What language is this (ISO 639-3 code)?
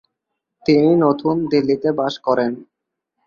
ben